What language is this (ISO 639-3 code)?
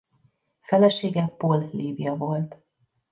hun